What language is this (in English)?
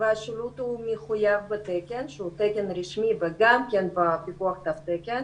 Hebrew